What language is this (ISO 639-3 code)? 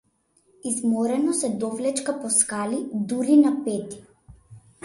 mkd